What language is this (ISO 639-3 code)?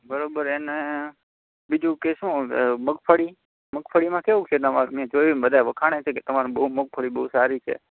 guj